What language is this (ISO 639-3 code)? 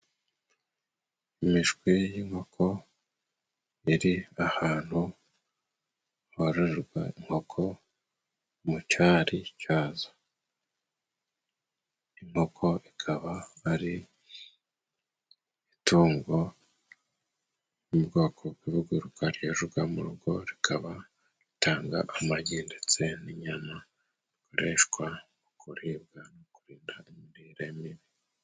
kin